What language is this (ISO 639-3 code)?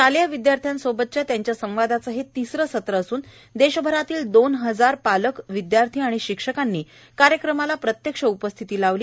mar